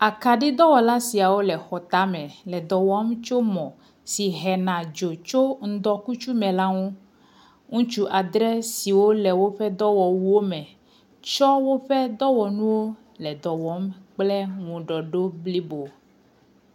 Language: Ewe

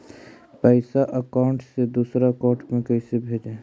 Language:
Magahi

